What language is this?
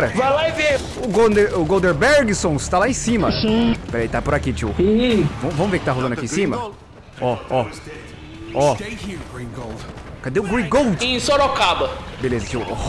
Portuguese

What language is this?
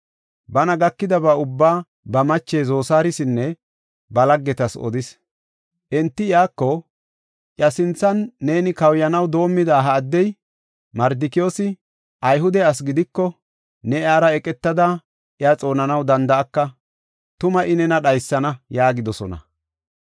Gofa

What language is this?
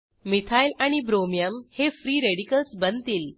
Marathi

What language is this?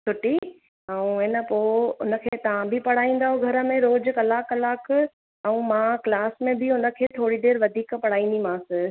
Sindhi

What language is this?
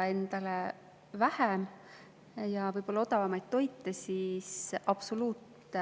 Estonian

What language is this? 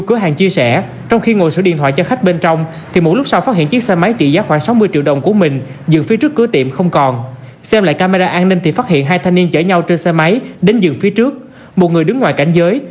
Vietnamese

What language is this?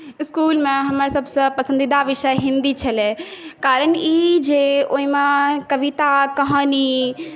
Maithili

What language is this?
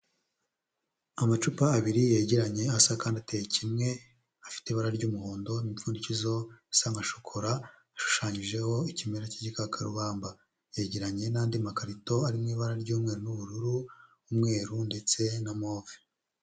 Kinyarwanda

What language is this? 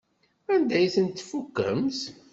Kabyle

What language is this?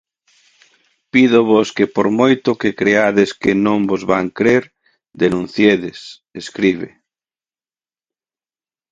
Galician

